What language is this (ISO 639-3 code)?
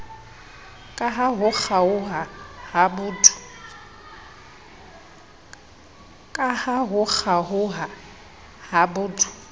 sot